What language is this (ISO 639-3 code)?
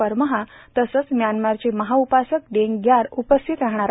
mar